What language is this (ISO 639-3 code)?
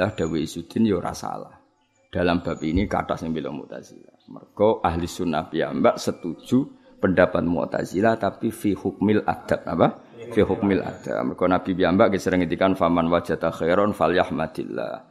msa